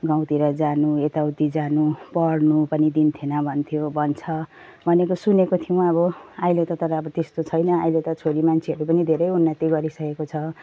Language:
Nepali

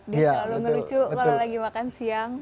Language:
Indonesian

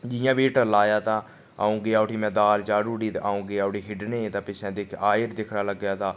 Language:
Dogri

